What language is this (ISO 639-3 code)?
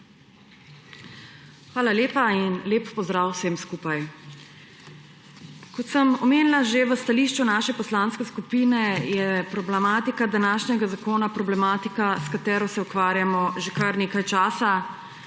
slv